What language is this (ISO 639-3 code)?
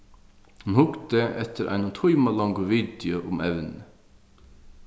fao